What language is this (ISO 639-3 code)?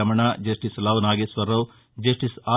tel